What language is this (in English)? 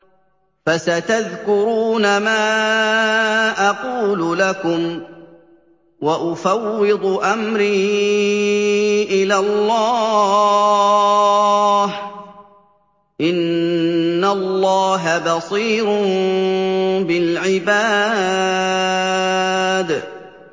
Arabic